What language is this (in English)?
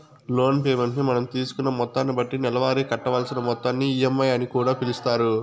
Telugu